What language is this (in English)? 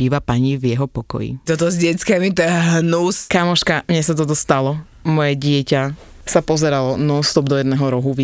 Slovak